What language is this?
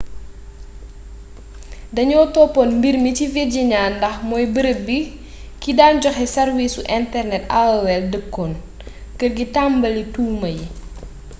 Wolof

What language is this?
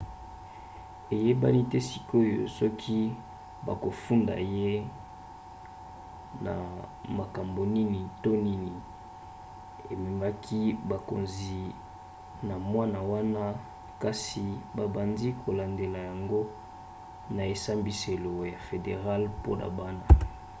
Lingala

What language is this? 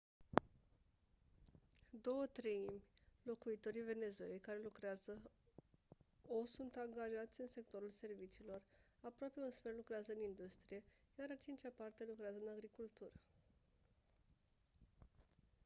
Romanian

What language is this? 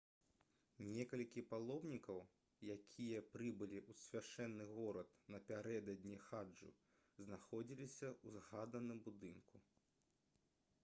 Belarusian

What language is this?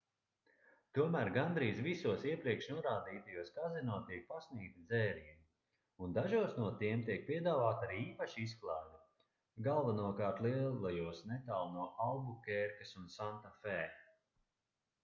Latvian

